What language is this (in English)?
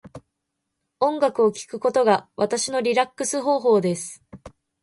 Japanese